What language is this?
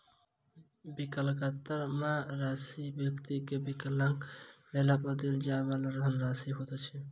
Maithili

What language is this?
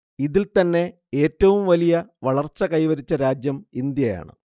Malayalam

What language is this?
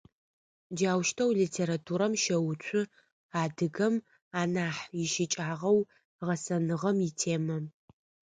Adyghe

